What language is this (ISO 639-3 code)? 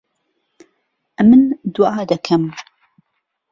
ckb